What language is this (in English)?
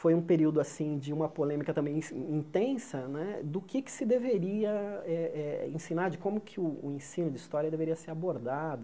Portuguese